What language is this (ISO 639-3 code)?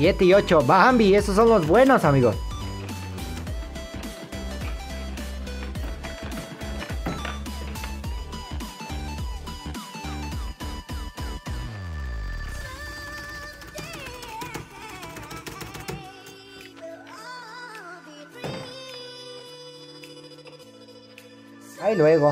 spa